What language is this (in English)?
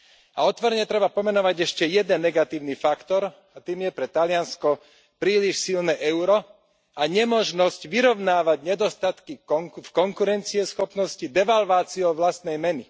Slovak